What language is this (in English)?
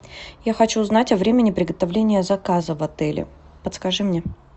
Russian